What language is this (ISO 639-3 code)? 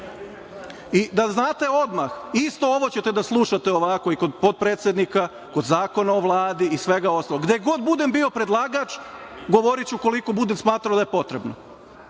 srp